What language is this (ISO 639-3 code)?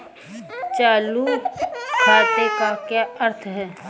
hin